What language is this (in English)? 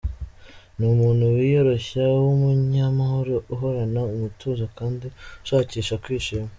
Kinyarwanda